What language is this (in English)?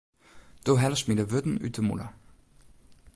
Western Frisian